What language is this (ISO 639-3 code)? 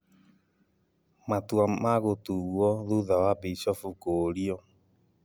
kik